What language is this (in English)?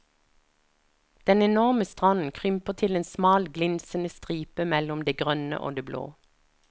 Norwegian